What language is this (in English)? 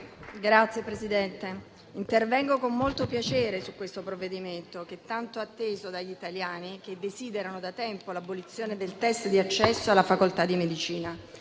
Italian